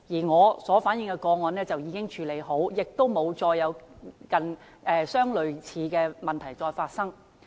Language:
Cantonese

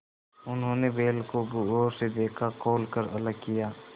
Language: Hindi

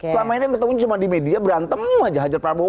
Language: Indonesian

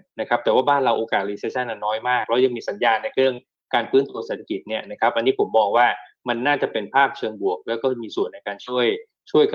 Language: Thai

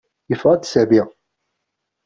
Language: Kabyle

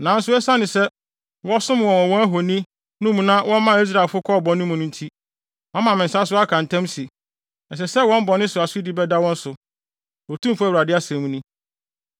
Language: Akan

